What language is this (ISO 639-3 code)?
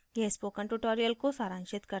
hin